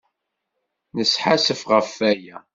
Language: Kabyle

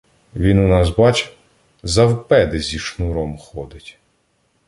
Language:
Ukrainian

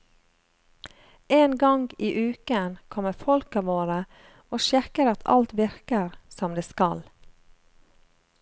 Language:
Norwegian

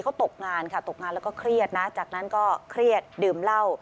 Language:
Thai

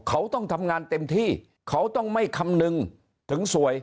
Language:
Thai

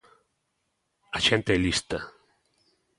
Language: Galician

